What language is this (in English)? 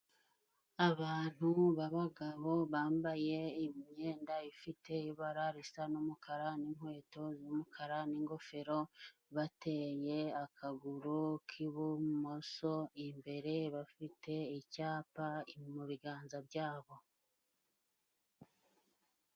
Kinyarwanda